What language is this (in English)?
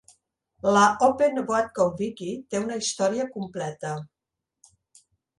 Catalan